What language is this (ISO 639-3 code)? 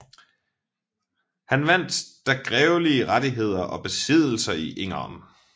dan